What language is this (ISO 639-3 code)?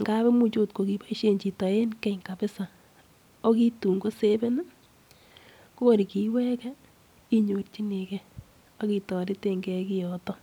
kln